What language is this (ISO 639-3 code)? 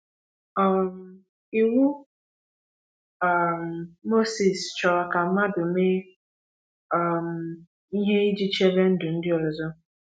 ibo